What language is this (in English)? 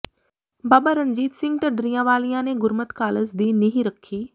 Punjabi